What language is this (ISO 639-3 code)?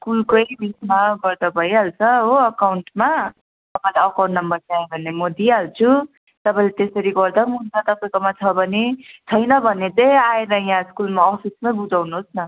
nep